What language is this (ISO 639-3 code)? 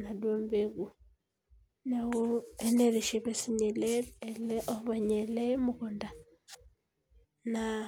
mas